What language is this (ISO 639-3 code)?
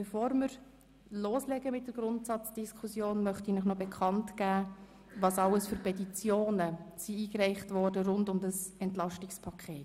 gsw